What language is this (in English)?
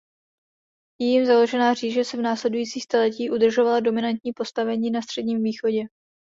Czech